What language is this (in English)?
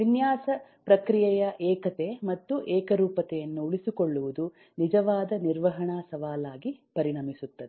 Kannada